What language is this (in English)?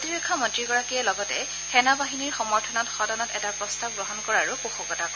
Assamese